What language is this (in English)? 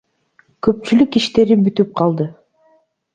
Kyrgyz